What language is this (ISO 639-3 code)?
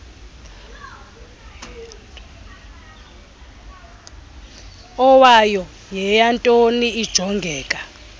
xho